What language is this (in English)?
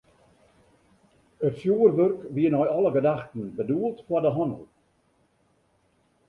Western Frisian